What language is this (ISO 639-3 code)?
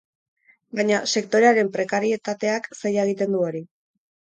eus